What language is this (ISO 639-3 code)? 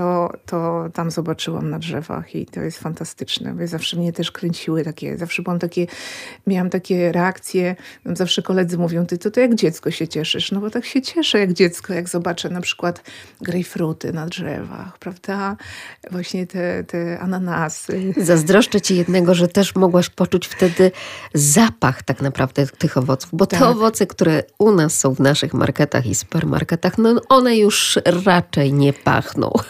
pol